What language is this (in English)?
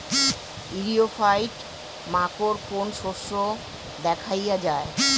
Bangla